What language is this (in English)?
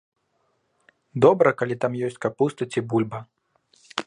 Belarusian